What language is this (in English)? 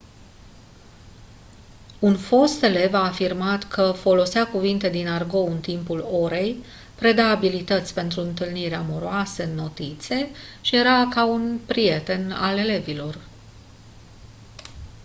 Romanian